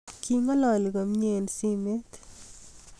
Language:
Kalenjin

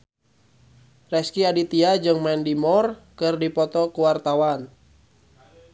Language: Sundanese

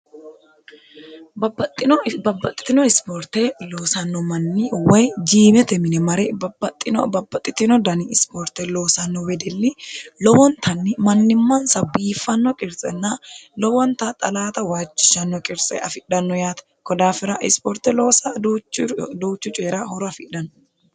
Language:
Sidamo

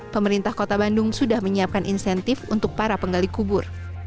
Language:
Indonesian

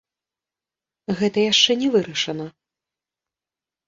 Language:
Belarusian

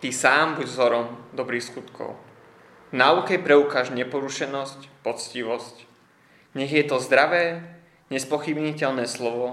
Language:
Slovak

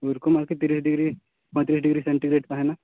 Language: Santali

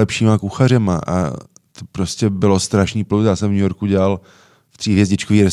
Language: Czech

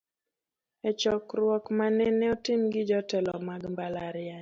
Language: Luo (Kenya and Tanzania)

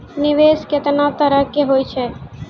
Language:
Maithili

